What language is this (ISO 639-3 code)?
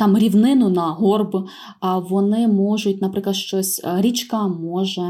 ukr